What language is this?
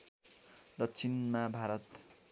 Nepali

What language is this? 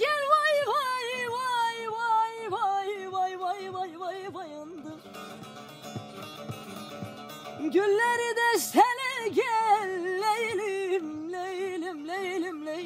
Turkish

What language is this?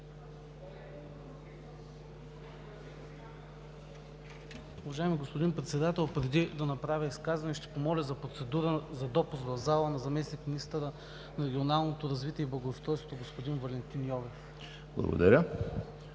Bulgarian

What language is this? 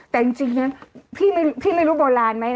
Thai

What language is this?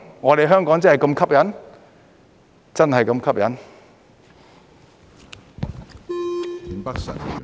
Cantonese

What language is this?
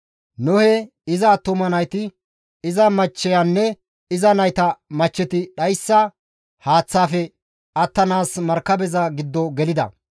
Gamo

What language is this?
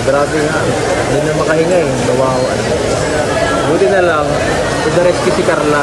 Filipino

